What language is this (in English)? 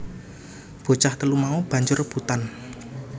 Javanese